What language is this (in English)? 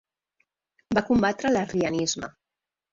Catalan